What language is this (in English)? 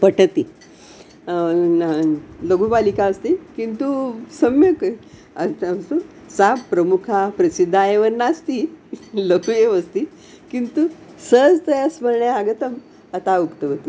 Sanskrit